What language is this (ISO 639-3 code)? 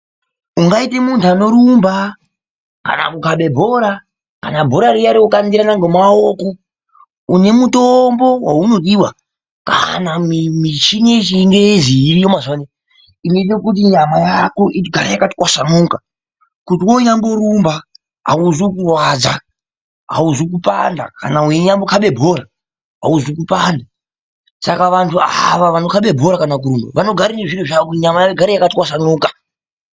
ndc